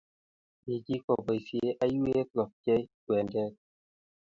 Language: Kalenjin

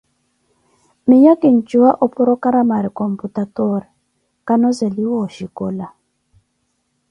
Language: Koti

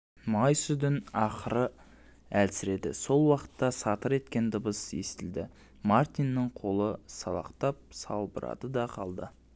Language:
Kazakh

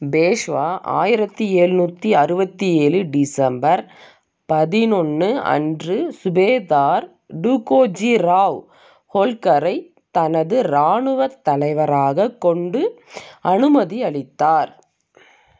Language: Tamil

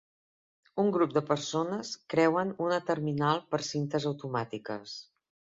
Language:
Catalan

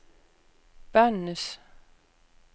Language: Danish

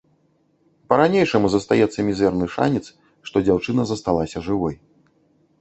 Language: Belarusian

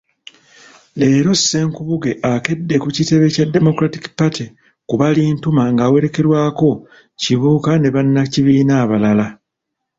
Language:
Ganda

